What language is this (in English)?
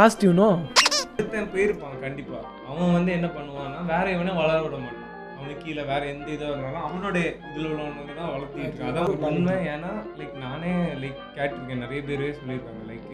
Tamil